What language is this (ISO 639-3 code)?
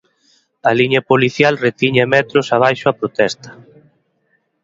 glg